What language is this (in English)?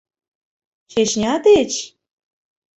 Mari